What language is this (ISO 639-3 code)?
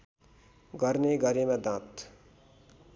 nep